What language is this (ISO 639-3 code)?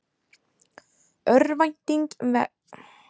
isl